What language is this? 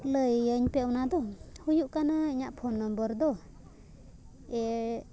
Santali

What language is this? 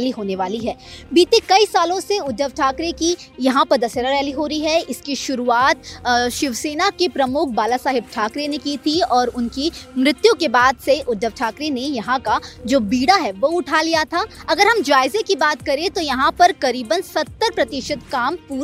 Hindi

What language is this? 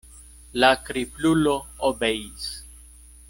Esperanto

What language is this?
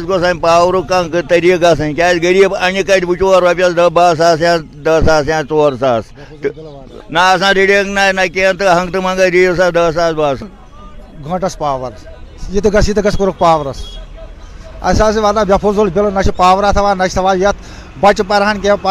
Urdu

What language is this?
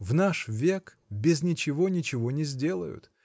Russian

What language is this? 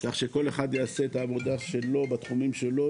Hebrew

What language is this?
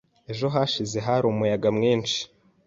Kinyarwanda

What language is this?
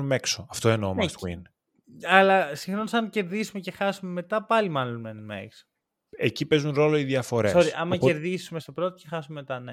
Greek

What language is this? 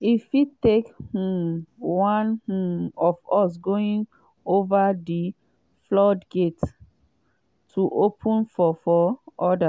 Nigerian Pidgin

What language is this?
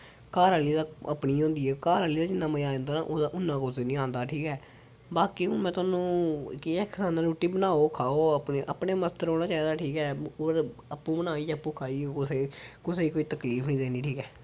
Dogri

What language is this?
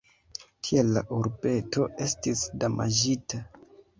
Esperanto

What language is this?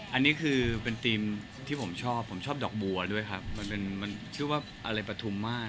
Thai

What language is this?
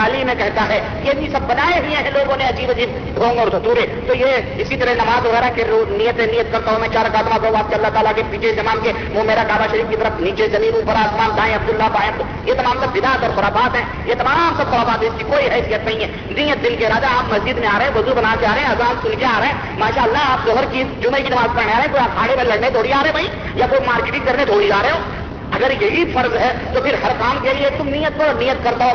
Urdu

